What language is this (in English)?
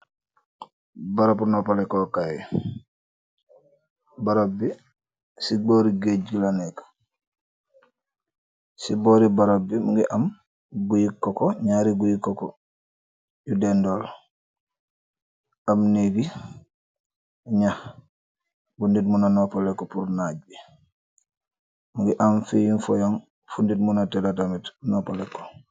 Wolof